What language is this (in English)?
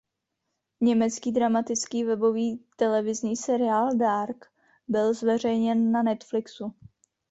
Czech